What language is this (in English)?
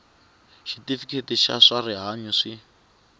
Tsonga